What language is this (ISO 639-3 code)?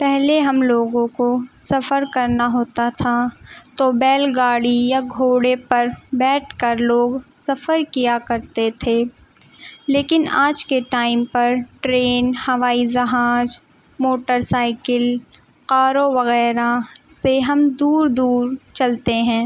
urd